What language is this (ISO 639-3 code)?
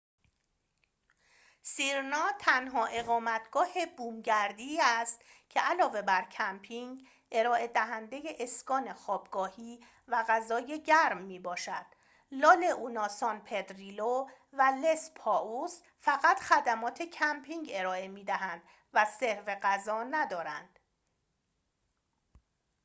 fas